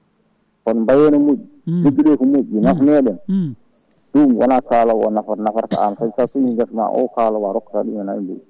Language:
Fula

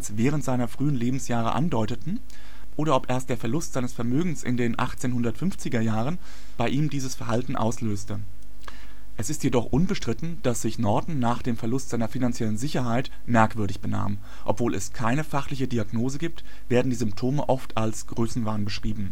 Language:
German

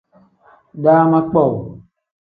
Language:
Tem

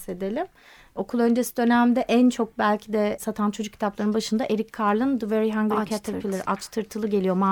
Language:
Turkish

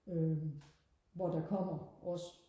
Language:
Danish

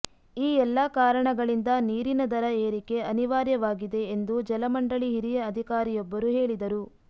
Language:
Kannada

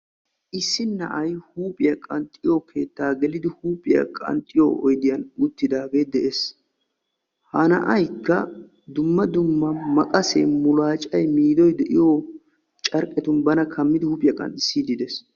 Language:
Wolaytta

